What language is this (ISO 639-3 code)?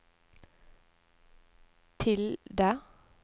nor